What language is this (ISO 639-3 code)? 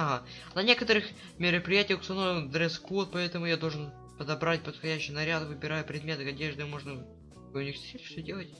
rus